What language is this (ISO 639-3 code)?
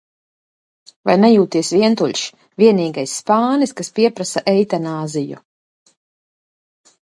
lav